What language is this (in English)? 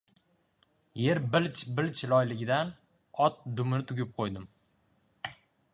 Uzbek